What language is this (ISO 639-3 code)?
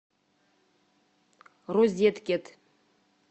rus